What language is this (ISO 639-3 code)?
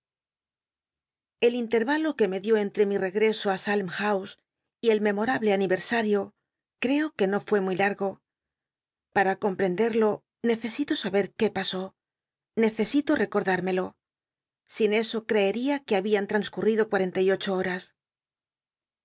spa